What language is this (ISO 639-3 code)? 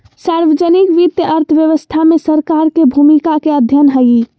mag